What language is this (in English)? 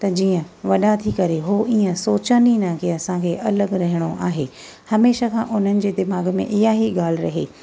Sindhi